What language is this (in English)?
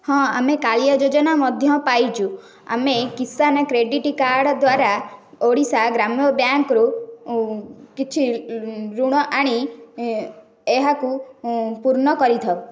Odia